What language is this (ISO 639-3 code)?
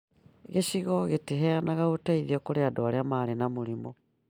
kik